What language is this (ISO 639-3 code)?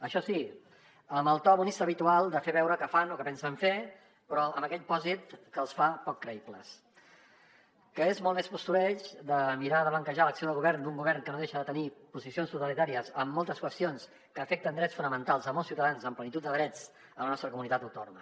cat